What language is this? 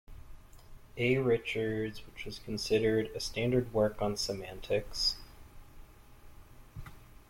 English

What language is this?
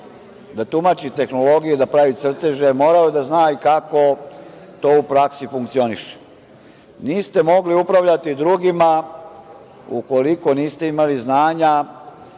Serbian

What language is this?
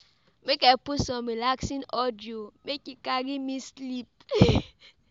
Nigerian Pidgin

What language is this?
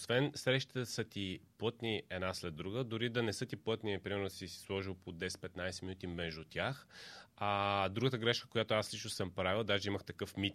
Bulgarian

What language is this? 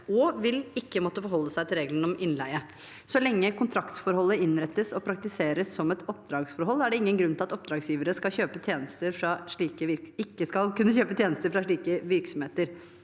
Norwegian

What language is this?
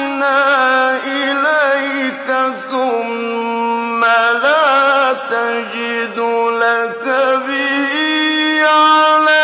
Arabic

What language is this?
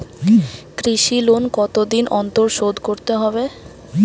Bangla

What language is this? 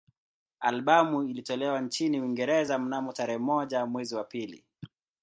Swahili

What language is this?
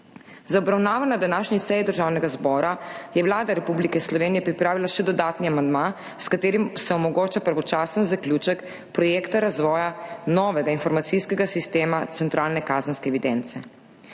Slovenian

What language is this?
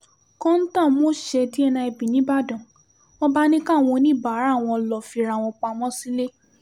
Yoruba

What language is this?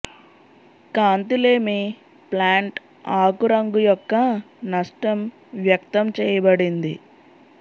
Telugu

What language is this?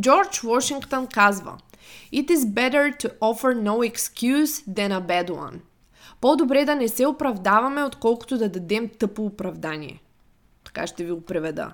Bulgarian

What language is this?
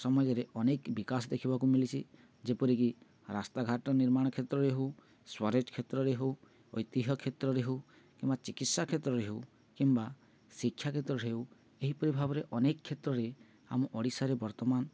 Odia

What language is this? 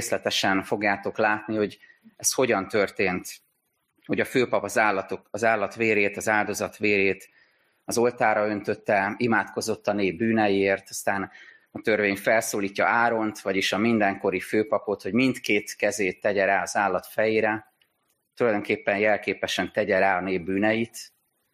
Hungarian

